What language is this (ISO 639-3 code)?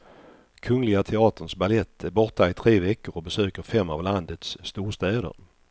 swe